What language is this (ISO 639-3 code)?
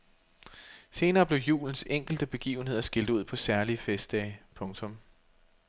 dan